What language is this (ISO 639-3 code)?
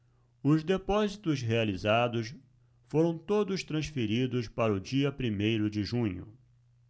por